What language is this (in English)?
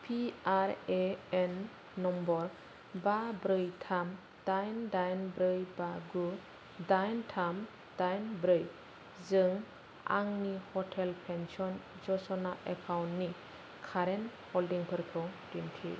Bodo